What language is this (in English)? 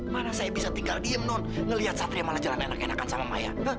Indonesian